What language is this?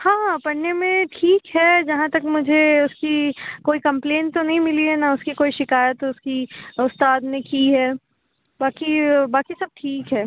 Urdu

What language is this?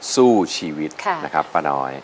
Thai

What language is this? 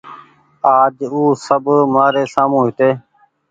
Goaria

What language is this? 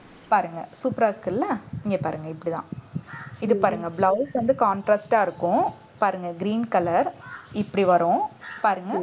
Tamil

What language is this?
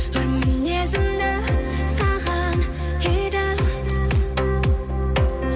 Kazakh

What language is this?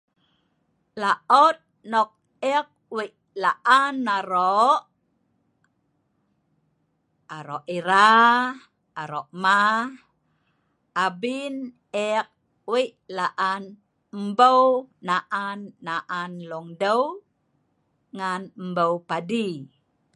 Sa'ban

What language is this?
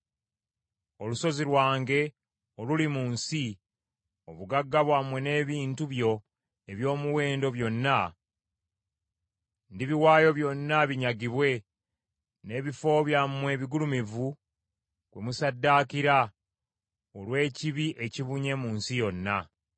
Ganda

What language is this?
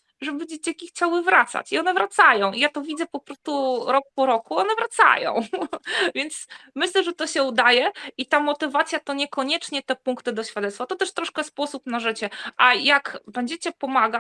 Polish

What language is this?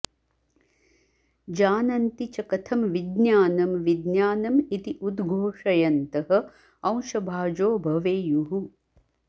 Sanskrit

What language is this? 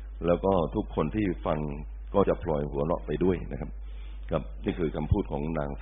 Thai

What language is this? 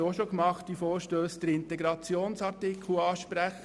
Swiss German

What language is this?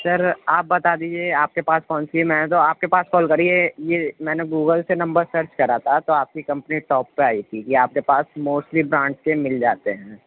Urdu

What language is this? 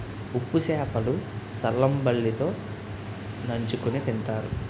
Telugu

